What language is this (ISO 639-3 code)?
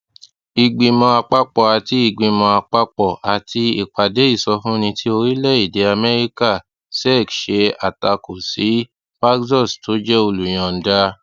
yor